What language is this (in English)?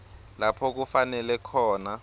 Swati